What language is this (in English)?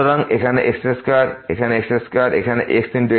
Bangla